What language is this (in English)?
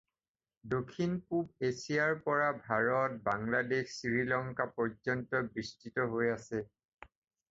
Assamese